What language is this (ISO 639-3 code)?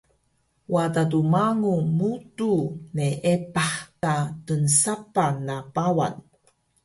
trv